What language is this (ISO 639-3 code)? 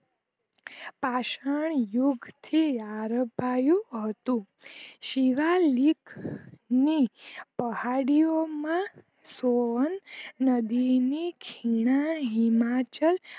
guj